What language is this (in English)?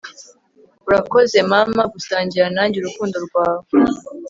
Kinyarwanda